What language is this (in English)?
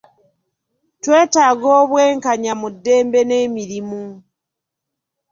Ganda